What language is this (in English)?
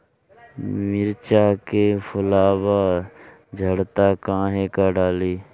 Bhojpuri